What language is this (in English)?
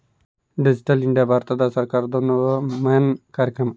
Kannada